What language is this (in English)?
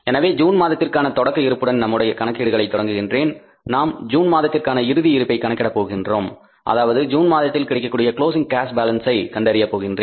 Tamil